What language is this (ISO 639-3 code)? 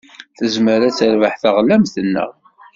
kab